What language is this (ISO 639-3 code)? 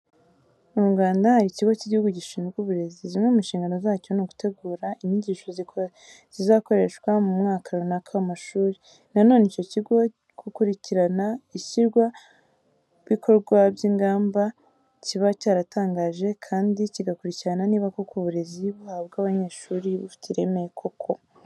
kin